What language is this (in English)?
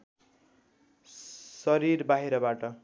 Nepali